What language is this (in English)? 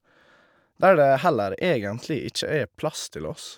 Norwegian